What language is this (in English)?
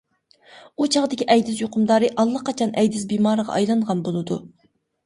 Uyghur